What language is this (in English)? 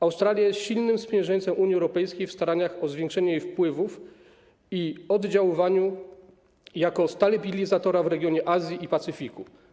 Polish